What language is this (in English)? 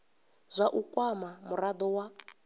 Venda